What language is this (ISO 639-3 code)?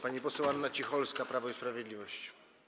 pol